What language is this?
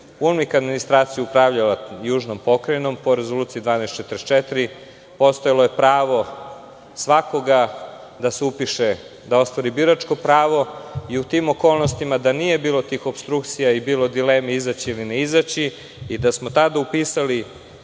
Serbian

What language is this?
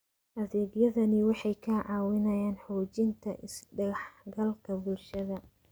Somali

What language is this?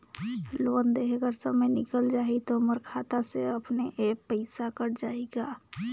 Chhattisgarhi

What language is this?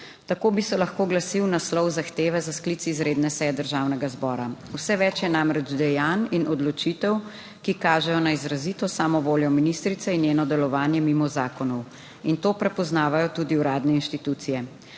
Slovenian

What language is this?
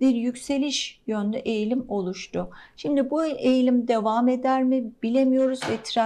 Turkish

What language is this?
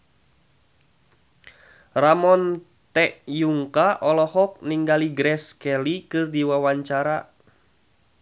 Sundanese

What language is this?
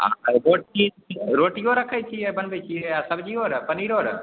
Maithili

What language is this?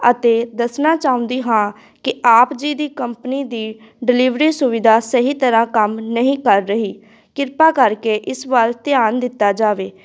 Punjabi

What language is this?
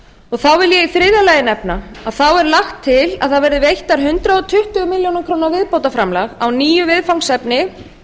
Icelandic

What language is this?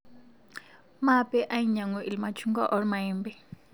Masai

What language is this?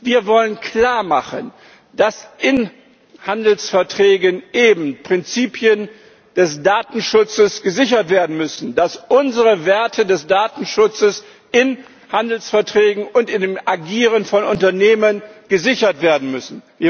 German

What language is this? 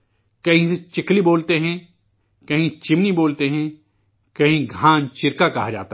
Urdu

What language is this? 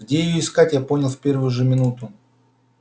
Russian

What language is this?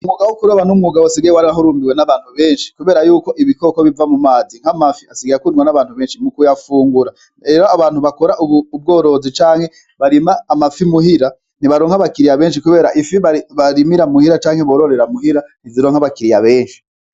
Rundi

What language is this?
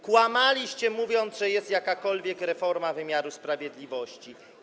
Polish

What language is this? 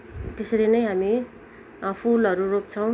Nepali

